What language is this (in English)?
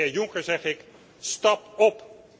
Dutch